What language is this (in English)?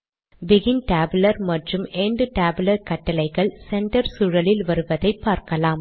Tamil